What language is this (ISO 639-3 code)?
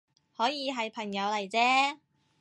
yue